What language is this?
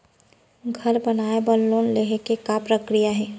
Chhattisgarhi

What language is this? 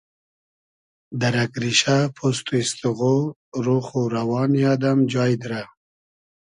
Hazaragi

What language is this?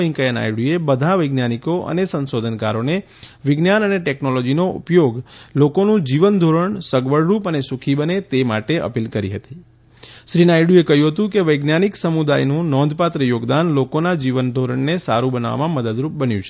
Gujarati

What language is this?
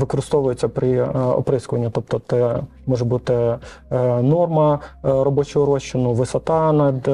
Ukrainian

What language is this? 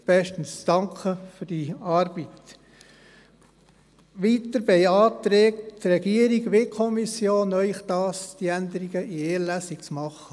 Swiss German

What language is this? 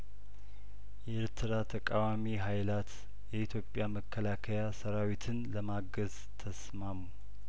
Amharic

